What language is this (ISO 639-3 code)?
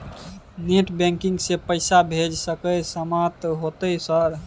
mai